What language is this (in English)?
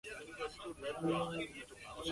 Chinese